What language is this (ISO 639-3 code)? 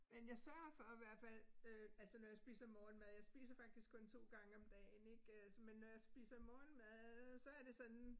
dan